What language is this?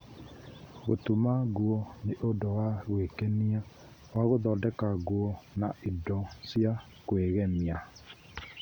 Kikuyu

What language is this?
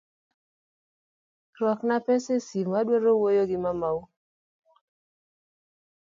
Luo (Kenya and Tanzania)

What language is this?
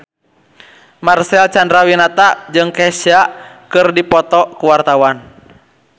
Sundanese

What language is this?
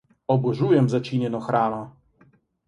Slovenian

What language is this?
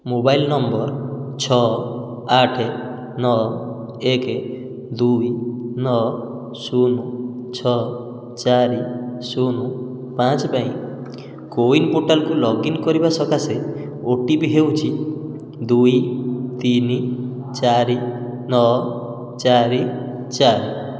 Odia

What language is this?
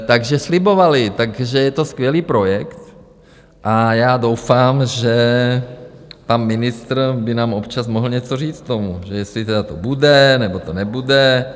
Czech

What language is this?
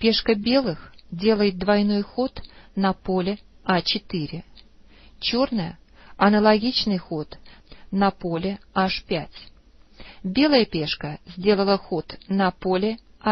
Russian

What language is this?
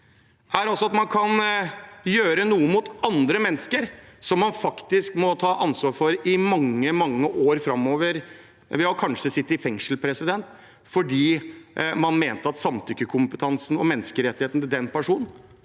Norwegian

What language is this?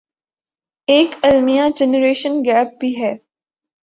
Urdu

